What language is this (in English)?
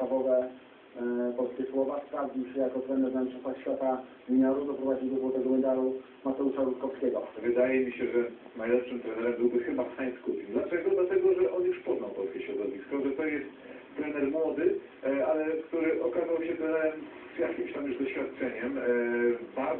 Polish